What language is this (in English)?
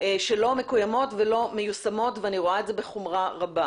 Hebrew